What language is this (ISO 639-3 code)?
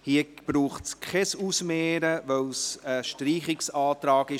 gsw